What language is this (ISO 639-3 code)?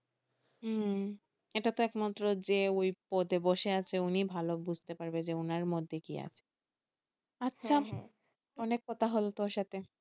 ben